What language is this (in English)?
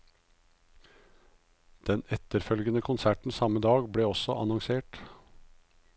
Norwegian